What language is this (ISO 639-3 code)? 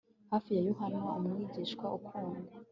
kin